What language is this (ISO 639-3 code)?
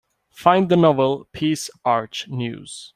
eng